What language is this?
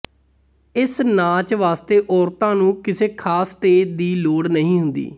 Punjabi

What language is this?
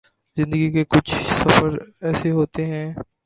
Urdu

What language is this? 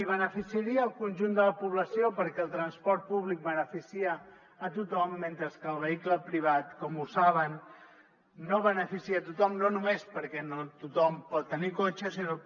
Catalan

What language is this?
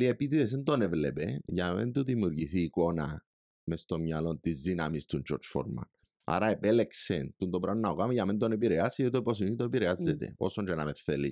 Greek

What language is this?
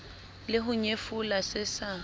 Southern Sotho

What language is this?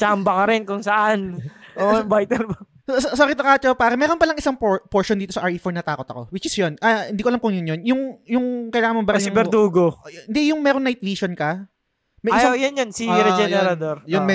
Filipino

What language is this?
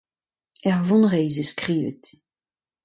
Breton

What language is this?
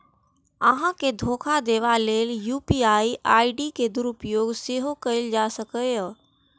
Maithili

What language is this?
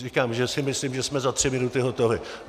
Czech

